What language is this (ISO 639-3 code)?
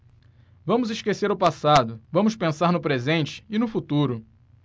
por